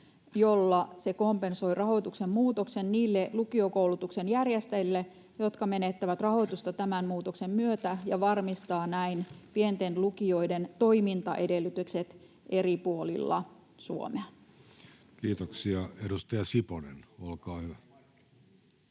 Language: Finnish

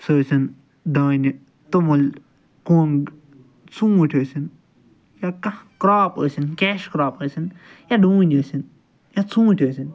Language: Kashmiri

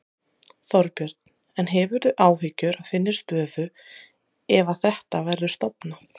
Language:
Icelandic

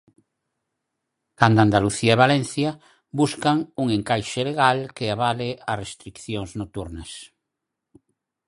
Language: Galician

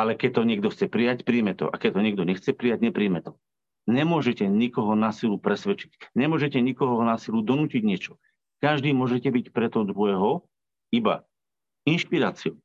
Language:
Slovak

